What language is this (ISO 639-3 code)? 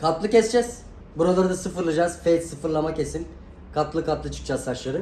tur